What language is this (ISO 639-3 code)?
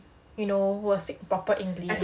eng